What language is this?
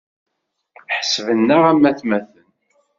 Kabyle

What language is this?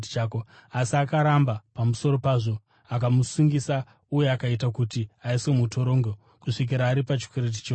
Shona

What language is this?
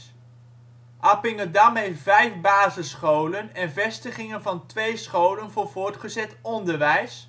Dutch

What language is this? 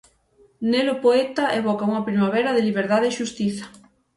Galician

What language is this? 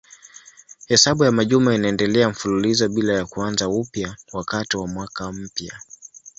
Swahili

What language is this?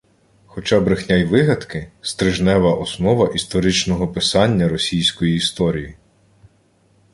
Ukrainian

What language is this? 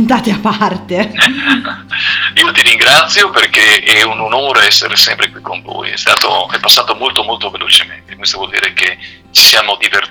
Italian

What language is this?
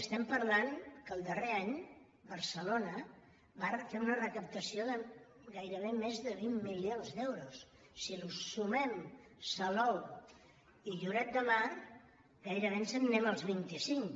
Catalan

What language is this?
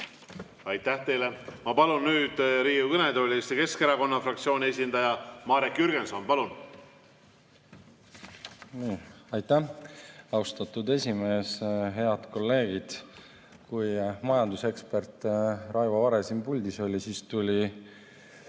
Estonian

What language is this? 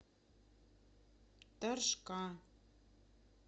Russian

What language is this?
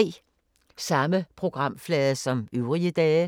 Danish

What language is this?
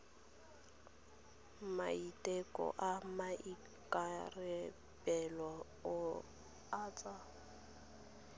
Tswana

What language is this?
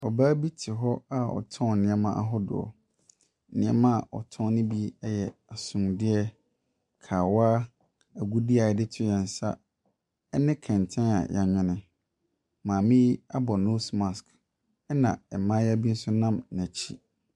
Akan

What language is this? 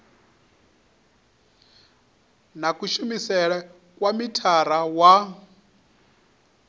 Venda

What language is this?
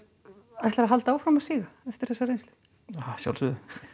Icelandic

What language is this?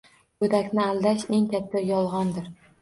Uzbek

